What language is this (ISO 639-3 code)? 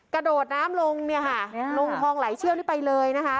tha